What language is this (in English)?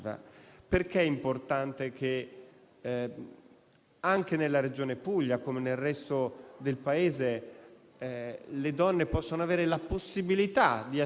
Italian